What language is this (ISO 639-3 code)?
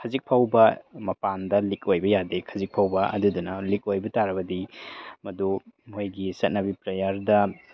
mni